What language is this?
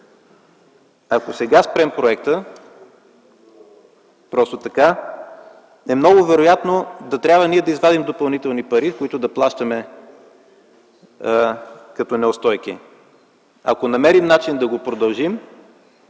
Bulgarian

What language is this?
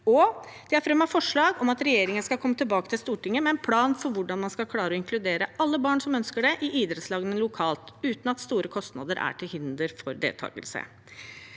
Norwegian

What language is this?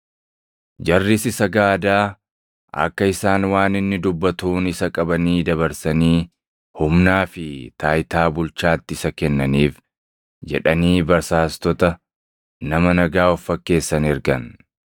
Oromo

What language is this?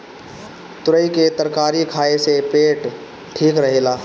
Bhojpuri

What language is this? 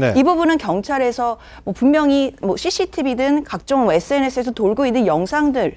Korean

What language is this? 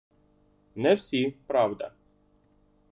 Ukrainian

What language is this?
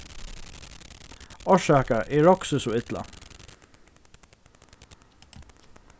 Faroese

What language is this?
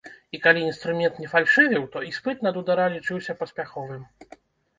Belarusian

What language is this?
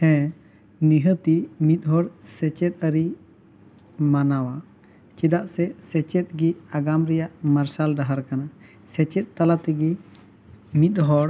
Santali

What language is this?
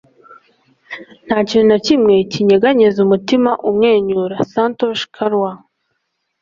Kinyarwanda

